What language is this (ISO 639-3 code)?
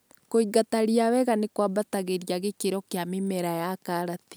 kik